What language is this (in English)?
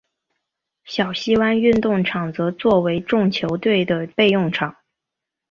Chinese